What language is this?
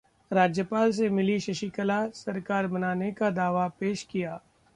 Hindi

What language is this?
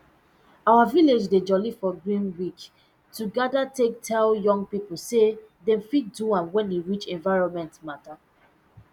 Nigerian Pidgin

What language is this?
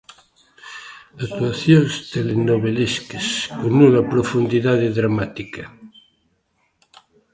Galician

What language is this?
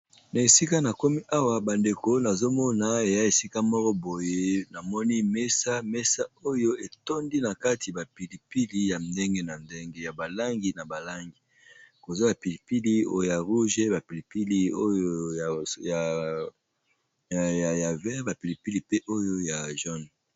Lingala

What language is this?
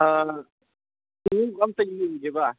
Manipuri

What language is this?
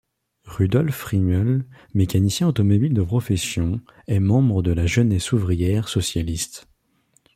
French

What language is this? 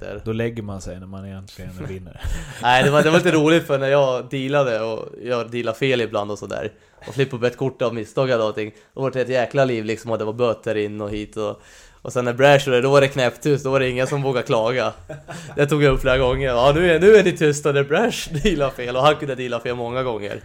Swedish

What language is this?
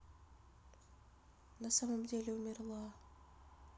Russian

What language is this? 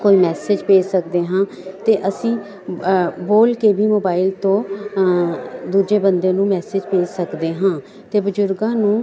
Punjabi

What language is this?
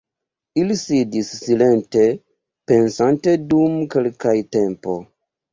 Esperanto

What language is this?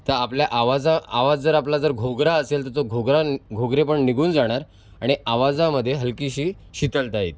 Marathi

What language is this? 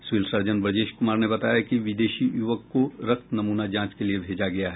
Hindi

